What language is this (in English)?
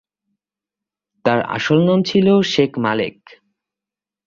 Bangla